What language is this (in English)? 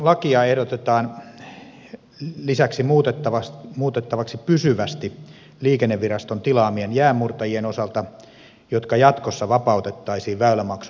Finnish